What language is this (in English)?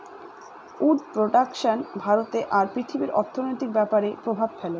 Bangla